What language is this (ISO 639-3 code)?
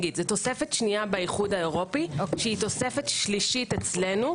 heb